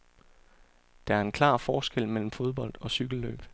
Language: Danish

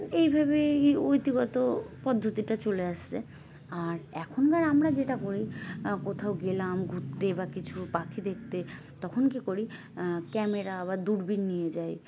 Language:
Bangla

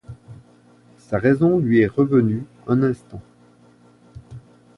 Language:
French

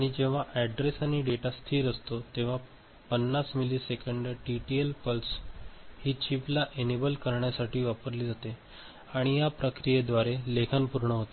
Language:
Marathi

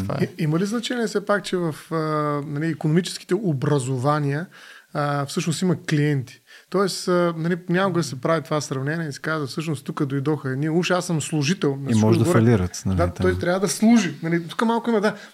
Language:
Bulgarian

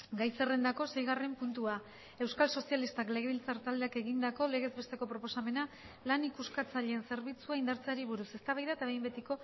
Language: Basque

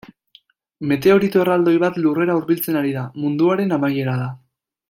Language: Basque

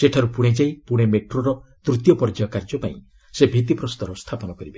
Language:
Odia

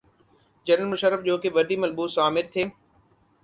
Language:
Urdu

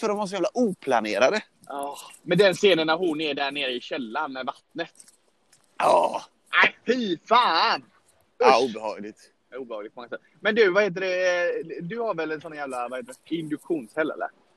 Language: Swedish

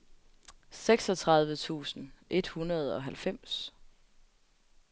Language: Danish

